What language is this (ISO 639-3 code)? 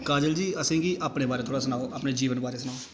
doi